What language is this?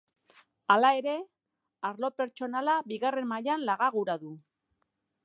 Basque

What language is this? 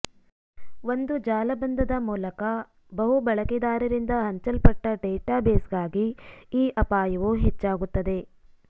Kannada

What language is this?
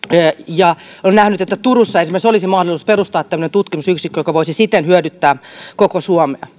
Finnish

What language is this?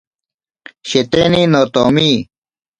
Ashéninka Perené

